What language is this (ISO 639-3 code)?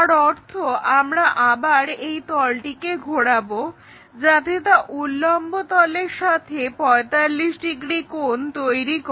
ben